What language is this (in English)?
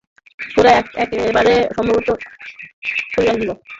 Bangla